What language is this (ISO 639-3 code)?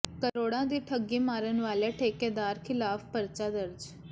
pan